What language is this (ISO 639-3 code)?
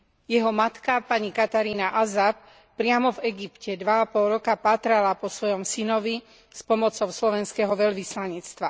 slk